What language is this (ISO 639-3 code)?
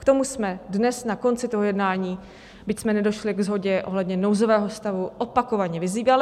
ces